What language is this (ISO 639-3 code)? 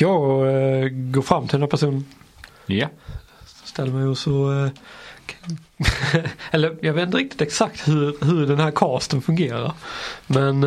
swe